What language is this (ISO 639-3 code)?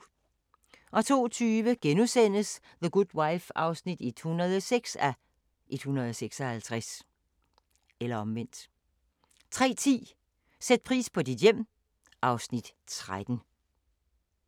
dan